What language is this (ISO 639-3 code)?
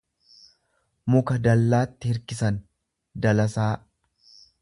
orm